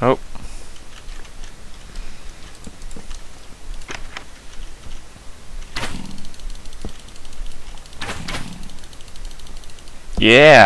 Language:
Dutch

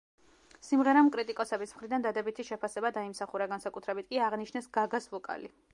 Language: Georgian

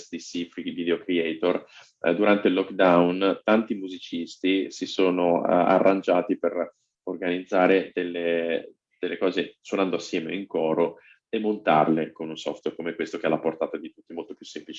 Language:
Italian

